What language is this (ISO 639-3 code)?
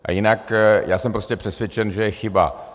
ces